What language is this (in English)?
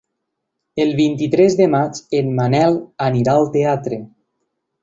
Catalan